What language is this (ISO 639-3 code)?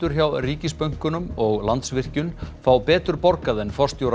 isl